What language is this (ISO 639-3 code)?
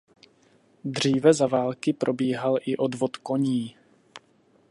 ces